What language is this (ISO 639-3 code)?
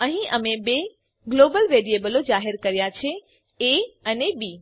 guj